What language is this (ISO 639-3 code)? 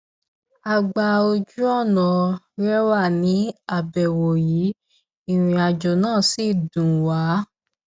yor